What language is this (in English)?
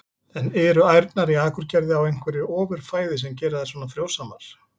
Icelandic